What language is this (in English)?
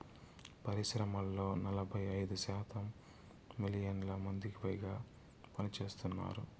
Telugu